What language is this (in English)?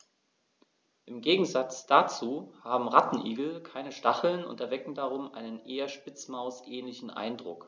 German